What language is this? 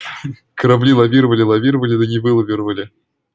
Russian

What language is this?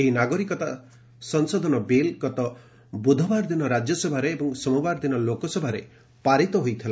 Odia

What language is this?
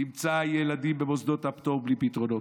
Hebrew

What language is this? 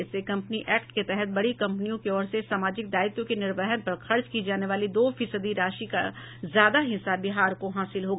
Hindi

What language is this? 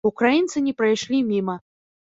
Belarusian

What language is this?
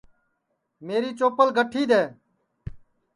Sansi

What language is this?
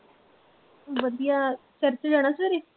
Punjabi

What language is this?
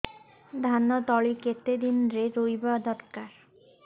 Odia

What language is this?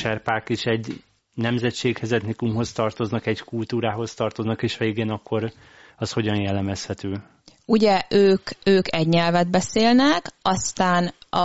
Hungarian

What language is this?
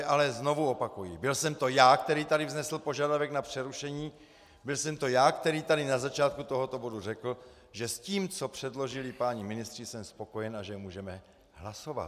Czech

